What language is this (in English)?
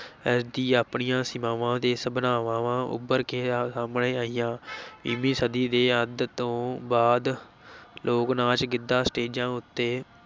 Punjabi